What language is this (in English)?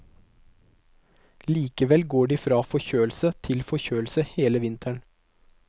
Norwegian